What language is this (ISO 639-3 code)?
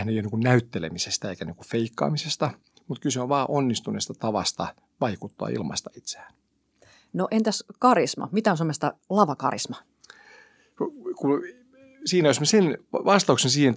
fin